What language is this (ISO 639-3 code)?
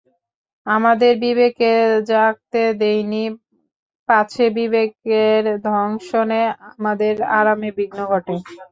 ben